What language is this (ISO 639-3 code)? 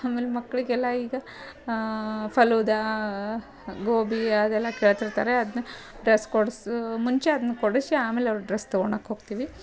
kan